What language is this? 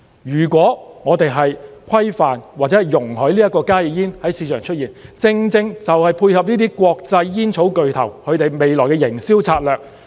Cantonese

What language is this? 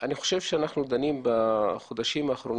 Hebrew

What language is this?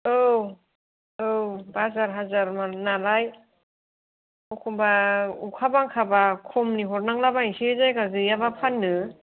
Bodo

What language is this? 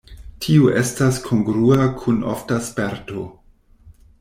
Esperanto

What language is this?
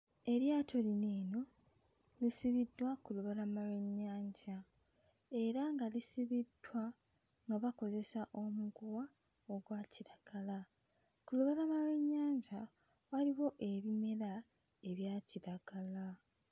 Ganda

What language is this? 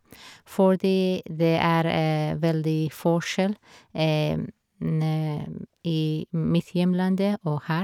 Norwegian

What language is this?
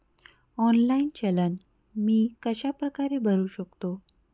Marathi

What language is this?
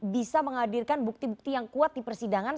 Indonesian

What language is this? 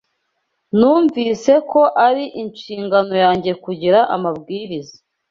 Kinyarwanda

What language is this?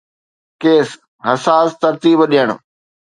Sindhi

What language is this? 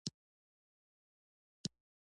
Pashto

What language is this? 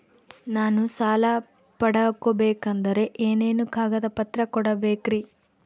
Kannada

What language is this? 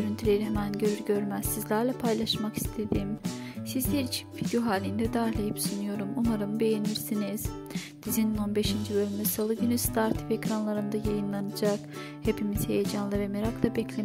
Turkish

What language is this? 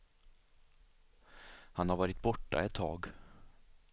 Swedish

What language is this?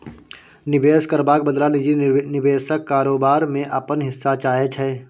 Maithili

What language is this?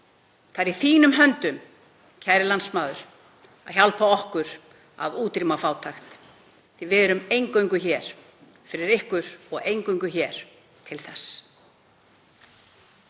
Icelandic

